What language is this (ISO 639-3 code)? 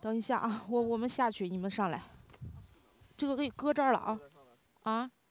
zho